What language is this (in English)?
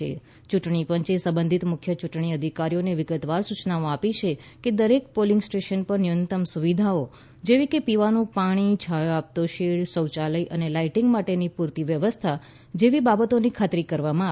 Gujarati